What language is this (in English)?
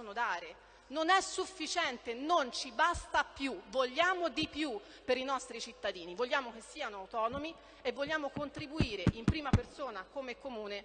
Italian